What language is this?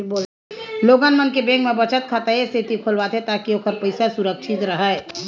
Chhattisgarhi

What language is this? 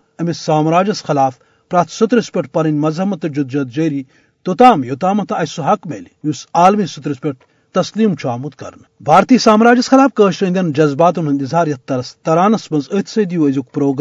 Urdu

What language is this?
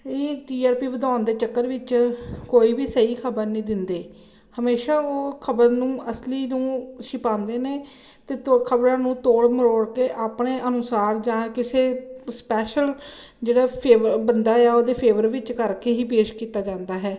Punjabi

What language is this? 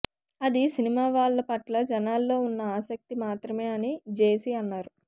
Telugu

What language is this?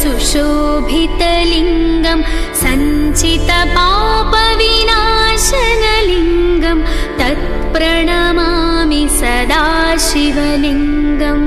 Hindi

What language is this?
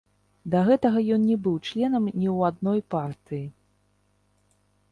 Belarusian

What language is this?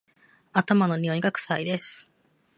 Japanese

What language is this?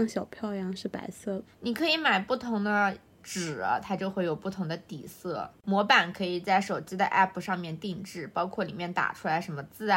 Chinese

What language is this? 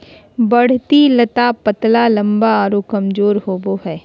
Magahi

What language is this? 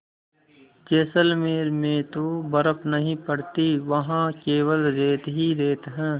Hindi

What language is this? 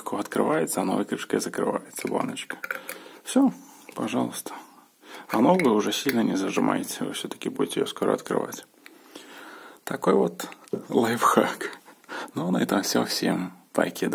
Russian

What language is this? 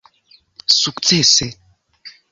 Esperanto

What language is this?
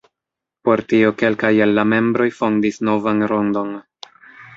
Esperanto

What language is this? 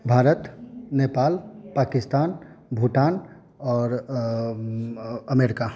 Maithili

